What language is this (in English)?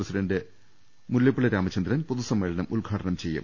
Malayalam